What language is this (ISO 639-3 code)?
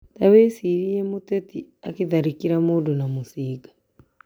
kik